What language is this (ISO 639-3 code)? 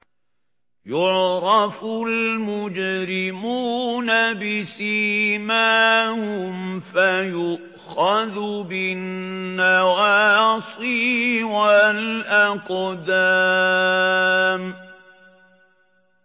ara